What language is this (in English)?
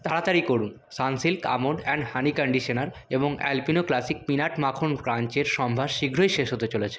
Bangla